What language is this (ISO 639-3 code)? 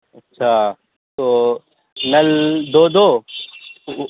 urd